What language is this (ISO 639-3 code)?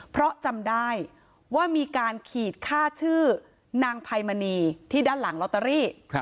tha